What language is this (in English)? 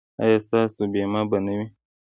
Pashto